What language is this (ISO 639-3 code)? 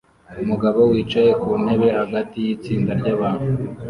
kin